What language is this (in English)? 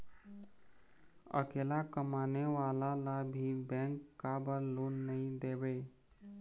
Chhattisgarhi